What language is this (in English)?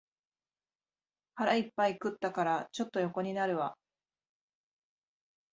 Japanese